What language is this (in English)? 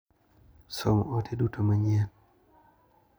Luo (Kenya and Tanzania)